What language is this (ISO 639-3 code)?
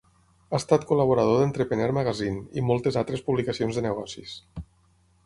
cat